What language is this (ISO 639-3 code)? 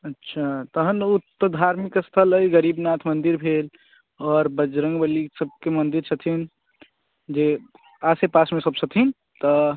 mai